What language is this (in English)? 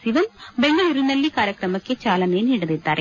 Kannada